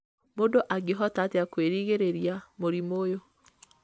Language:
Kikuyu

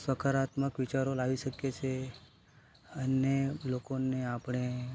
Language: Gujarati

